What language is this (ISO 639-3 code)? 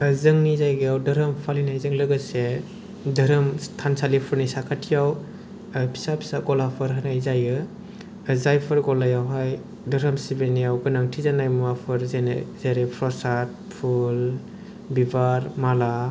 brx